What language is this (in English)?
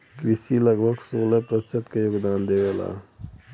Bhojpuri